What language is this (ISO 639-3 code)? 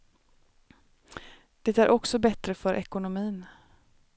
swe